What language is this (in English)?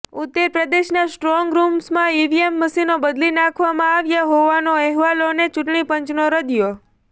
Gujarati